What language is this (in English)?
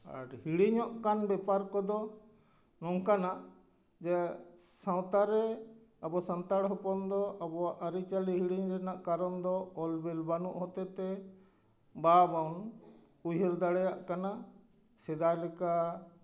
Santali